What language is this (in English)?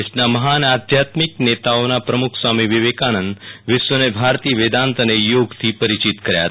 Gujarati